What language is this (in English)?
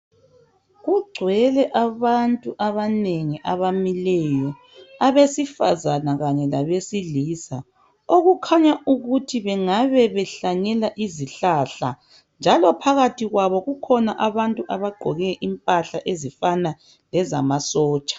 North Ndebele